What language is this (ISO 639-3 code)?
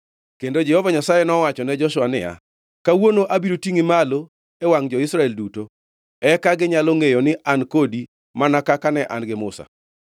luo